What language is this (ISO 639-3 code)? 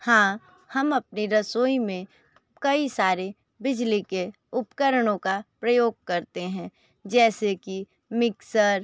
hin